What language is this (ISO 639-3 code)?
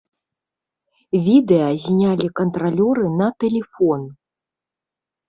bel